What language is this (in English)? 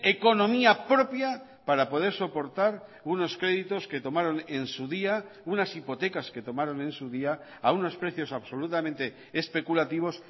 Spanish